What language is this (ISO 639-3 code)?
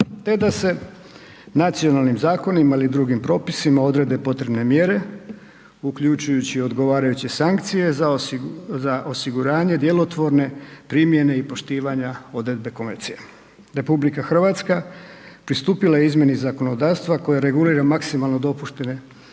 hrv